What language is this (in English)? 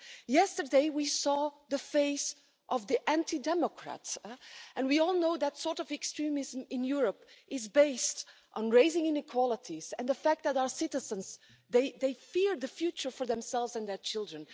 English